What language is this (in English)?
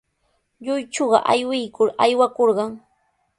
Sihuas Ancash Quechua